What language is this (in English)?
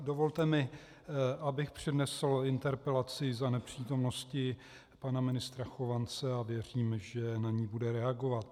Czech